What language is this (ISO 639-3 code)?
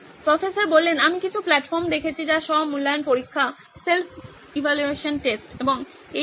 ben